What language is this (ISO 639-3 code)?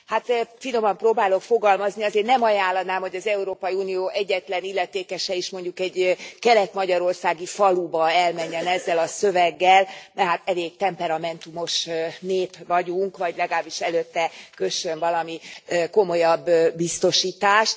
hun